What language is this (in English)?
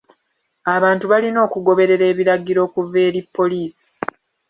Ganda